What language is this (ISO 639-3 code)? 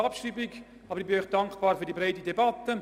gsw